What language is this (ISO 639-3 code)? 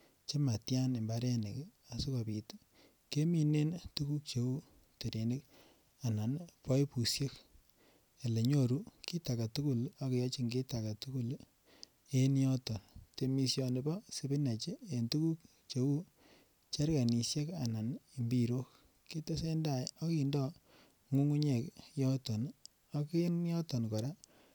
kln